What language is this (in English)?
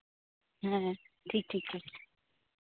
Santali